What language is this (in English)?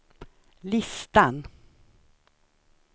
Swedish